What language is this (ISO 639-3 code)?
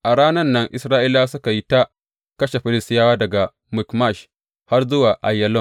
hau